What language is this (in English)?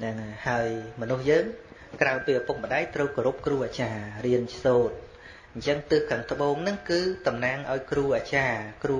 Vietnamese